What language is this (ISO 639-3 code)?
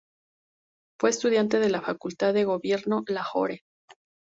spa